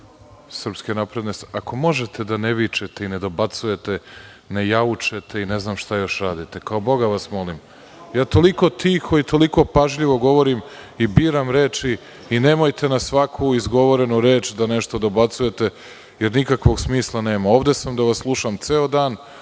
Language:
Serbian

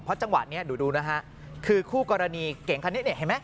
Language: Thai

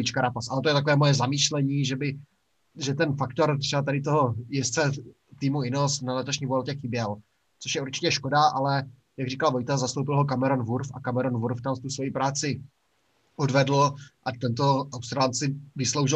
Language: Czech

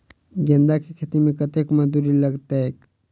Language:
Maithili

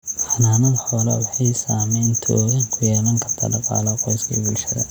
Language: Somali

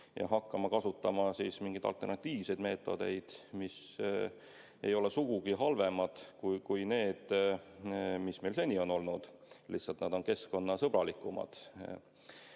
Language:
Estonian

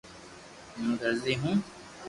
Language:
Loarki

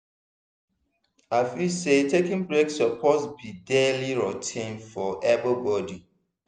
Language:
Nigerian Pidgin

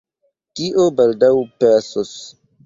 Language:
Esperanto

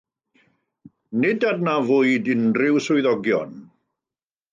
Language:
Welsh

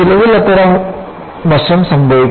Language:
Malayalam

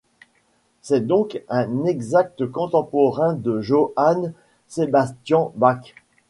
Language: French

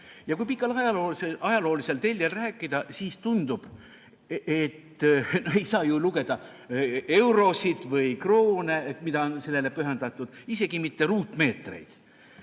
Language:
Estonian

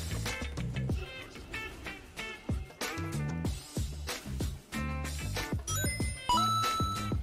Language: Russian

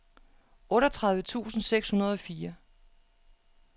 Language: Danish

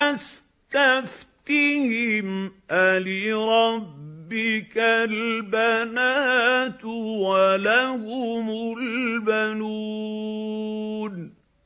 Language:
Arabic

